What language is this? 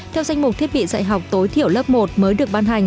Vietnamese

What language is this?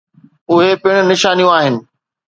Sindhi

